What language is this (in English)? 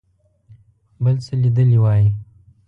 Pashto